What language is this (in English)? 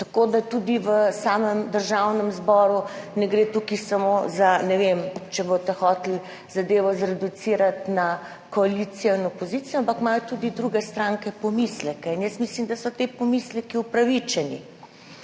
Slovenian